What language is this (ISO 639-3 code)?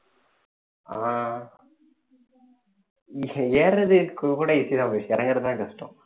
tam